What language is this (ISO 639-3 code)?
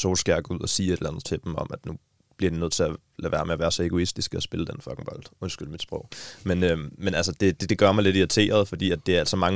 dan